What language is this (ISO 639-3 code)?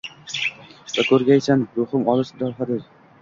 uzb